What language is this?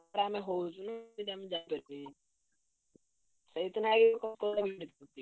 Odia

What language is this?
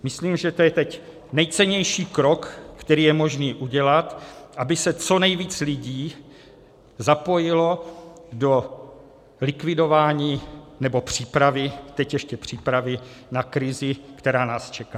Czech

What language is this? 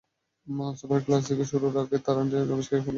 Bangla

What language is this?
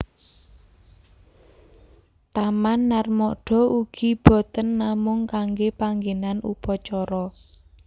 Javanese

